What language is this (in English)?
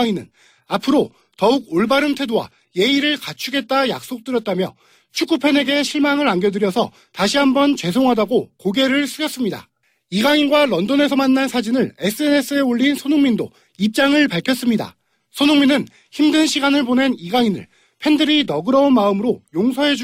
Korean